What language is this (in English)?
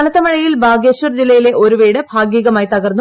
Malayalam